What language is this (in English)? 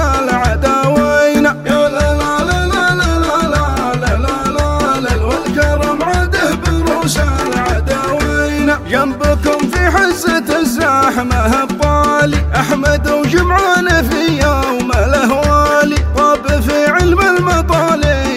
Arabic